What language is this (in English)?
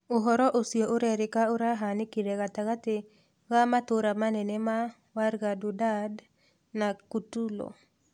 Kikuyu